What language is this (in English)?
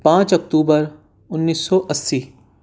Urdu